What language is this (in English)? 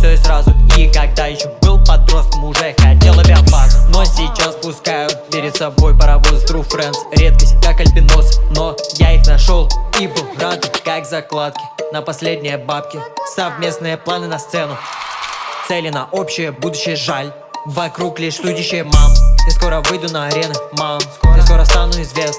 Russian